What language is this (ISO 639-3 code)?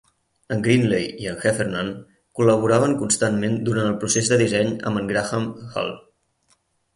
cat